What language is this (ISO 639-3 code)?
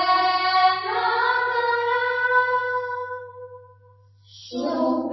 asm